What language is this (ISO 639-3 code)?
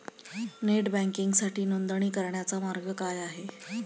mar